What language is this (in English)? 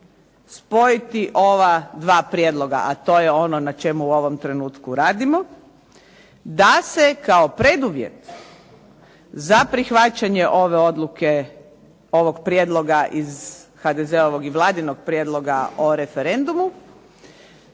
Croatian